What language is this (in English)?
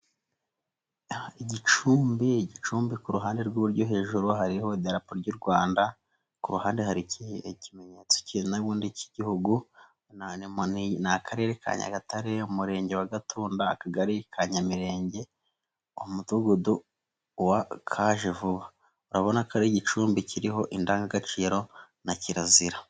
Kinyarwanda